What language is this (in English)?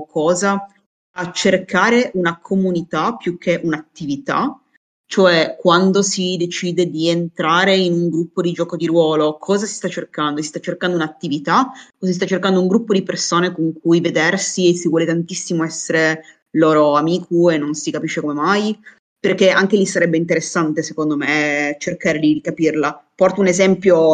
Italian